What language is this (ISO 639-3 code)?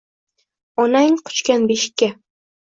uzb